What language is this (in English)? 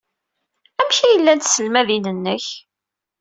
Kabyle